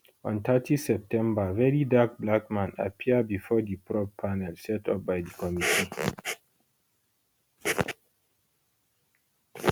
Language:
Nigerian Pidgin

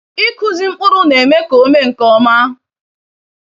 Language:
Igbo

